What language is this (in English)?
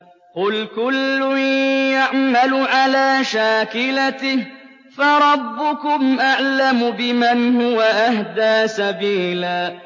Arabic